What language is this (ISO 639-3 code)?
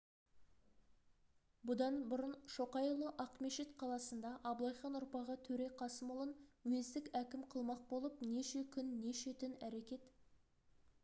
kaz